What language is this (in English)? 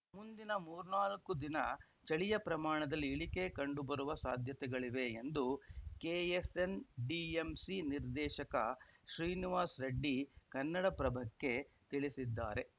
Kannada